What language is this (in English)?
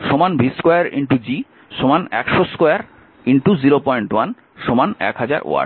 Bangla